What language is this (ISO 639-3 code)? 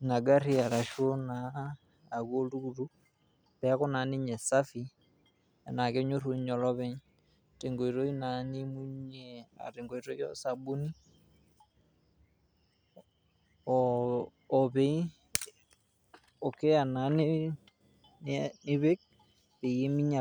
mas